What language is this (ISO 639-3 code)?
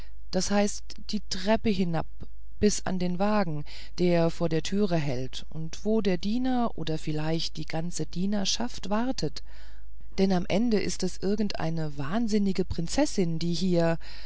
deu